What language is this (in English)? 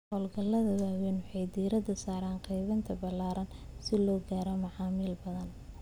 Somali